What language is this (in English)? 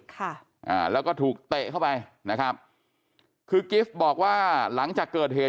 Thai